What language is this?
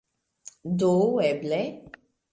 Esperanto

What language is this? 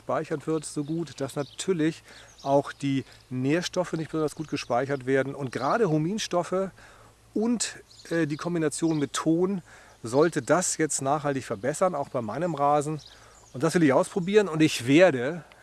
German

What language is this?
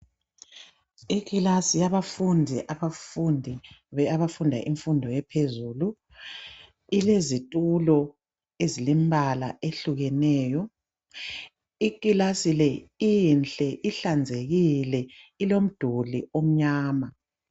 North Ndebele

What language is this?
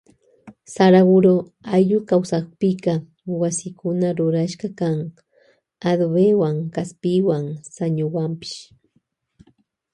Loja Highland Quichua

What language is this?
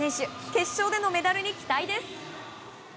Japanese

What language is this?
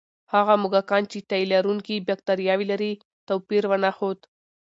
Pashto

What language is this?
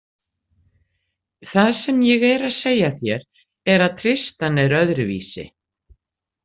Icelandic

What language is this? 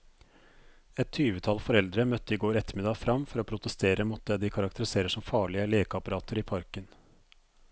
Norwegian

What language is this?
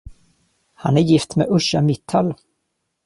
Swedish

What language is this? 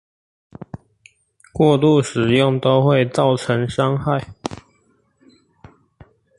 Chinese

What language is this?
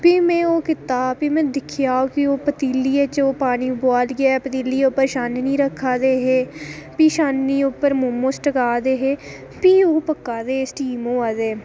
Dogri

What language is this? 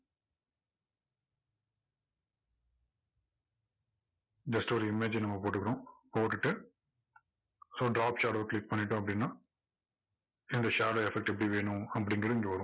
Tamil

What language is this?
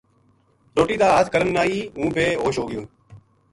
Gujari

